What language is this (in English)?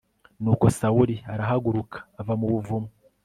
Kinyarwanda